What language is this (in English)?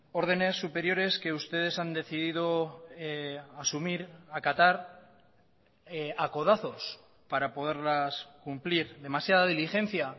Spanish